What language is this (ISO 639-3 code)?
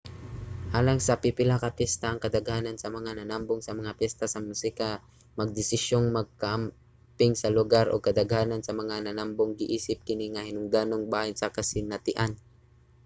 ceb